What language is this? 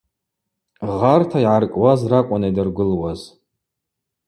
Abaza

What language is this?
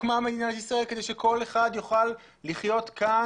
Hebrew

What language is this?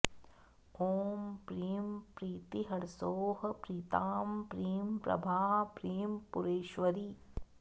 Sanskrit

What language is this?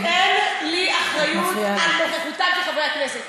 Hebrew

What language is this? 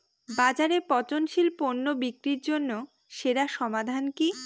Bangla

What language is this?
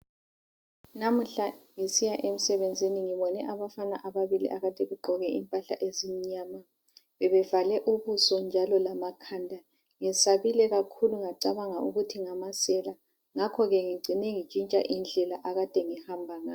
North Ndebele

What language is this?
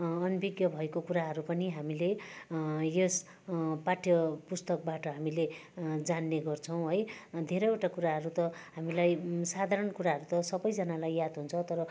Nepali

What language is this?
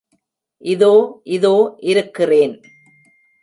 Tamil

